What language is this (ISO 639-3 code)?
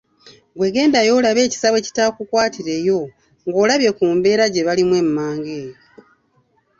lug